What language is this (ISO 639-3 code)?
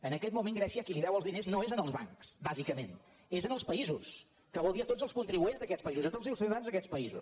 cat